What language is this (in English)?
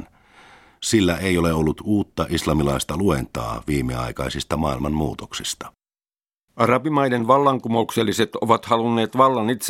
Finnish